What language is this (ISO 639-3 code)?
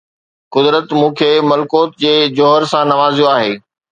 snd